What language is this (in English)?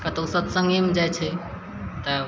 Maithili